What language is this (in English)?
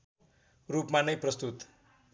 Nepali